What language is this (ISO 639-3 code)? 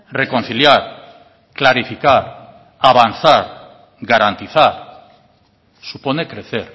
spa